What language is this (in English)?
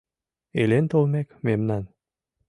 Mari